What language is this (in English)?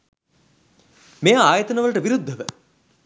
Sinhala